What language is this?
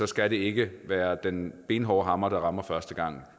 Danish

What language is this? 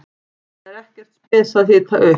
Icelandic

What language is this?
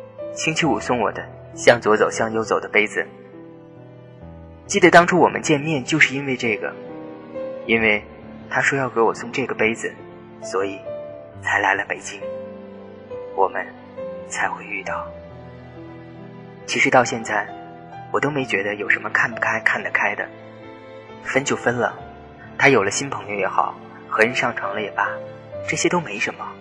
Chinese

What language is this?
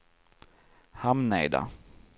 Swedish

